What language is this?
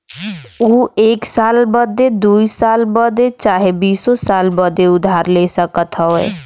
Bhojpuri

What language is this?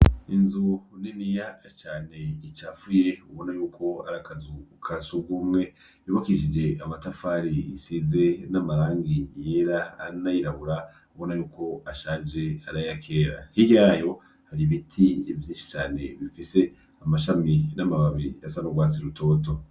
Rundi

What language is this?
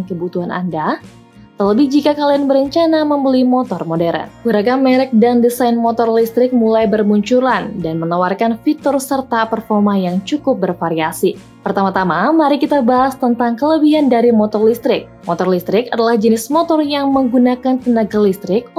Indonesian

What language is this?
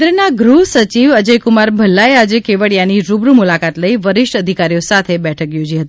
Gujarati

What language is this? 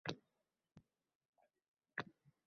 Uzbek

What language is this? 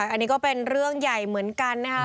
Thai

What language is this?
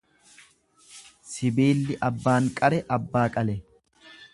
Oromo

